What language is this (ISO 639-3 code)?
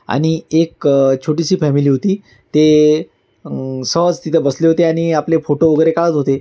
mar